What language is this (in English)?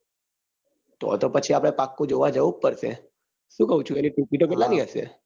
Gujarati